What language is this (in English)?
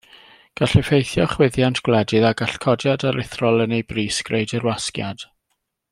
Welsh